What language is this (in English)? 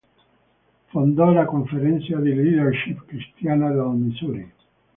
Italian